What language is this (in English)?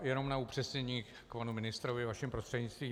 Czech